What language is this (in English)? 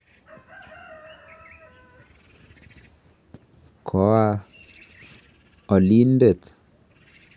Kalenjin